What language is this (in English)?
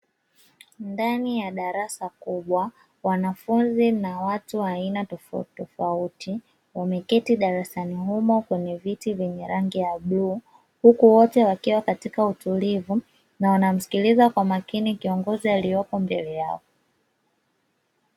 Swahili